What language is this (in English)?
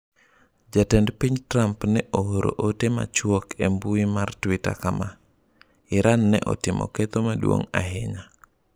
Luo (Kenya and Tanzania)